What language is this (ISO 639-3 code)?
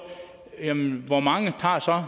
dan